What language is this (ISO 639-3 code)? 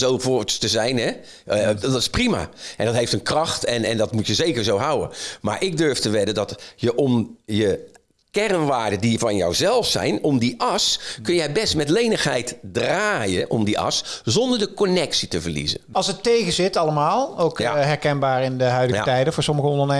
nld